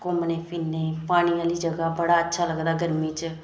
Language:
Dogri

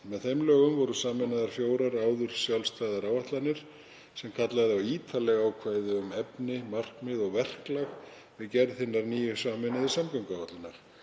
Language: Icelandic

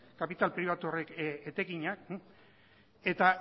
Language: Basque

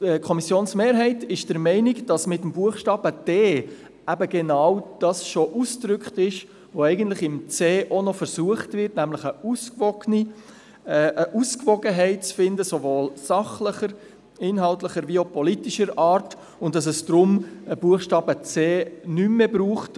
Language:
Swiss German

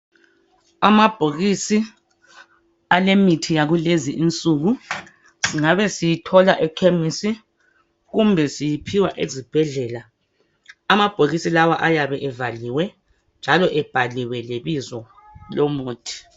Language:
North Ndebele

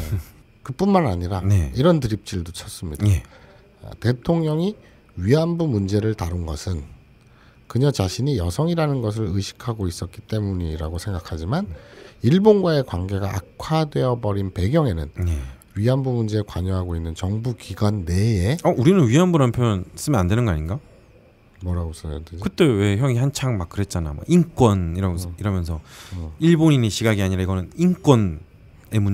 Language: Korean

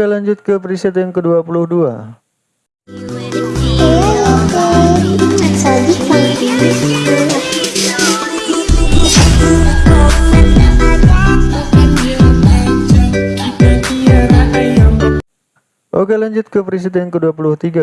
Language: Indonesian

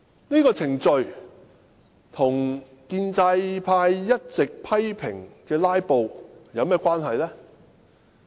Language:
Cantonese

